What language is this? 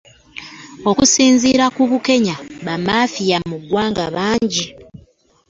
Ganda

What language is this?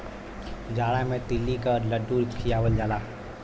Bhojpuri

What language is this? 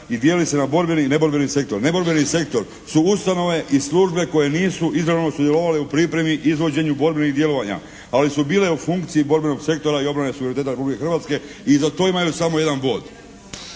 Croatian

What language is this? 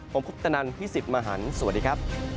Thai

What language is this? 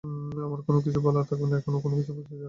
Bangla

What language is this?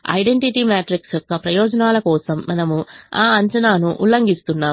Telugu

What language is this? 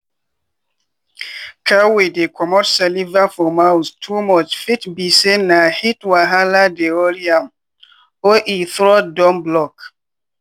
Nigerian Pidgin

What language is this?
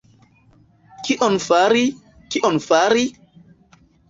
Esperanto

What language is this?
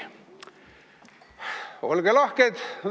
Estonian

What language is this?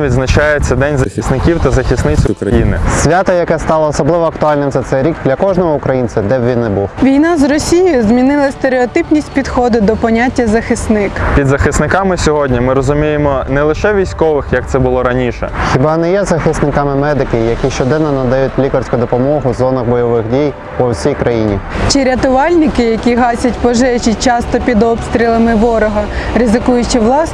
Ukrainian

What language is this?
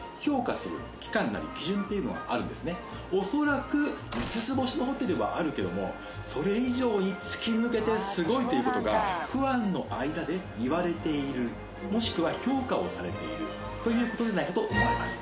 Japanese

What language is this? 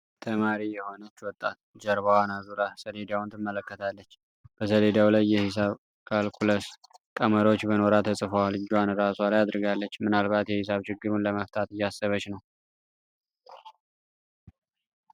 Amharic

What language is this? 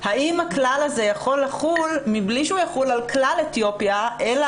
Hebrew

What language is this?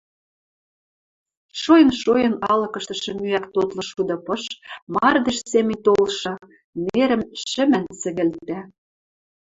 Western Mari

